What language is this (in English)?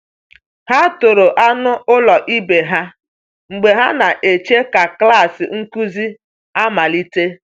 Igbo